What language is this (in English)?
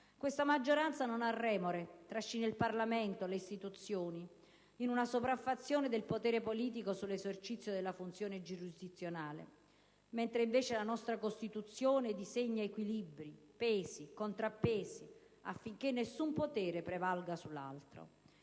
Italian